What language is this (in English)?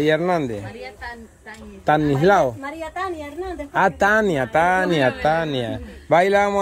Spanish